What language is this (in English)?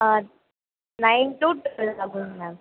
Tamil